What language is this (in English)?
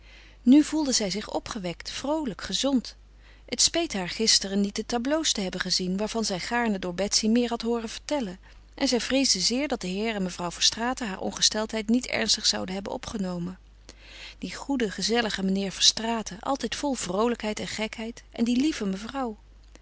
Dutch